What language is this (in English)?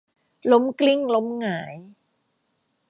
Thai